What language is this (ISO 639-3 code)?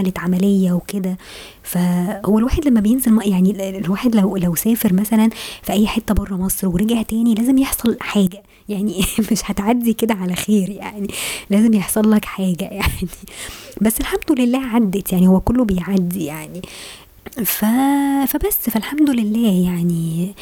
ara